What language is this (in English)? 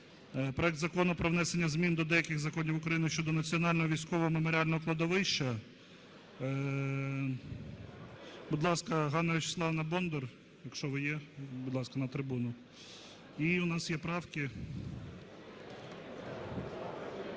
Ukrainian